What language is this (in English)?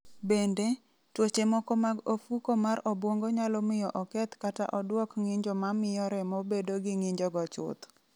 Luo (Kenya and Tanzania)